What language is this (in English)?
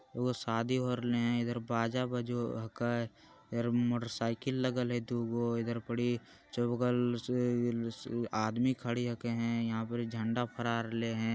Magahi